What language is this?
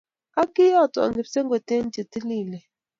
Kalenjin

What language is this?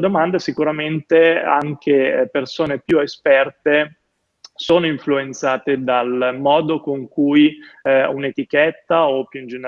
Italian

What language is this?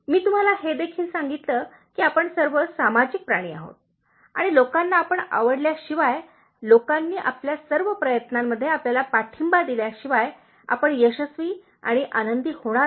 Marathi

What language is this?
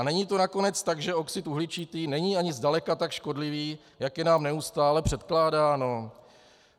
Czech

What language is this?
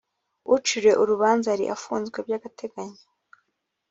Kinyarwanda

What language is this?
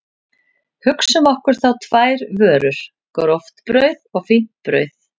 Icelandic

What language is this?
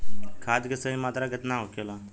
Bhojpuri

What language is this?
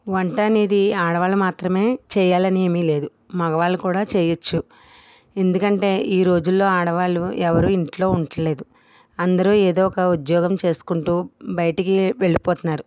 Telugu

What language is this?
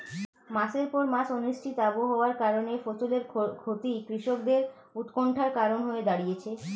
Bangla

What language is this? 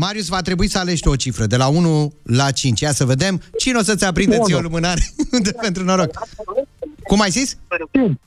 Romanian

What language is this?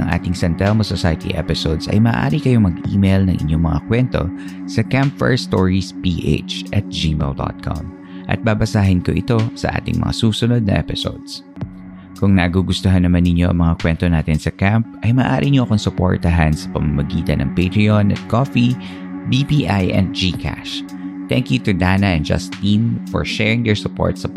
Filipino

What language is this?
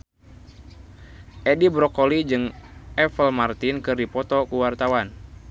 Sundanese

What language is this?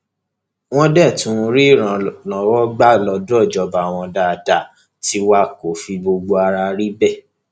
Yoruba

